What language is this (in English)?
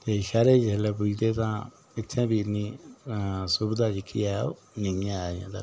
Dogri